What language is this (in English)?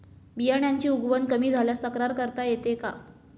Marathi